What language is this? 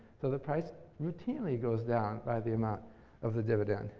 English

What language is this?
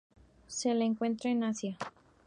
Spanish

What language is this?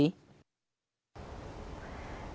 Vietnamese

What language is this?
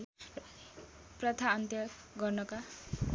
Nepali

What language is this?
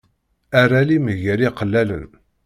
Kabyle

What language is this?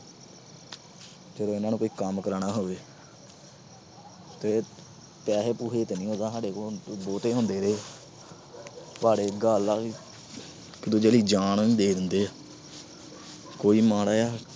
Punjabi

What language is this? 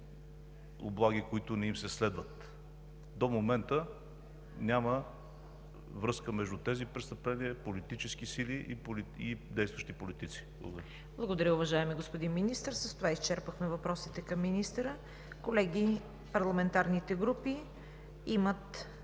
Bulgarian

